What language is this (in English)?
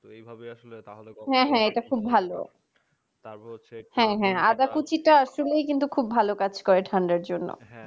Bangla